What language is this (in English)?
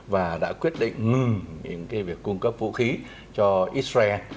Vietnamese